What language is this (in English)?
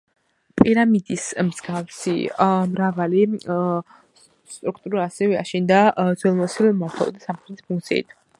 Georgian